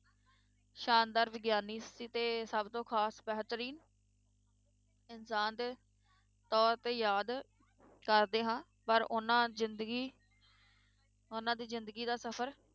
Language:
Punjabi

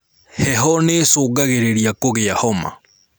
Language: Kikuyu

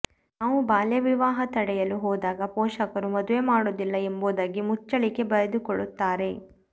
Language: Kannada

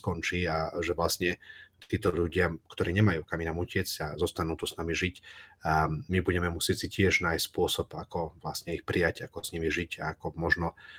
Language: Slovak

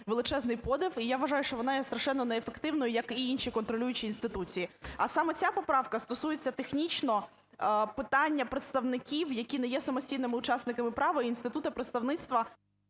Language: Ukrainian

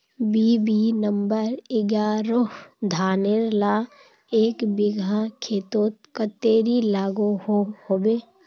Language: Magahi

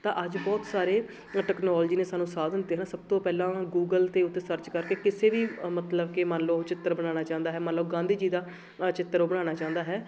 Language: Punjabi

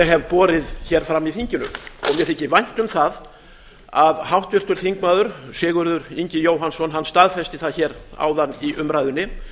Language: Icelandic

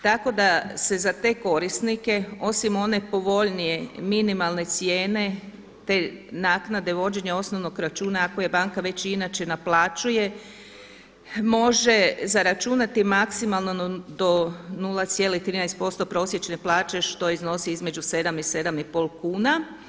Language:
Croatian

